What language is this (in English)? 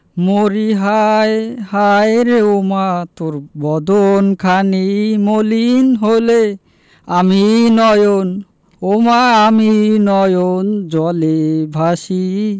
Bangla